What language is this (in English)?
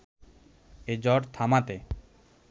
Bangla